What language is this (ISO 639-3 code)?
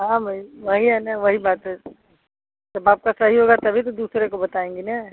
hin